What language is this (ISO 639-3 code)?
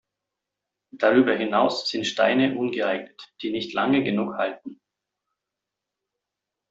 deu